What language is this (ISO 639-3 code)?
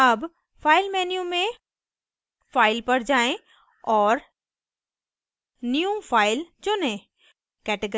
hin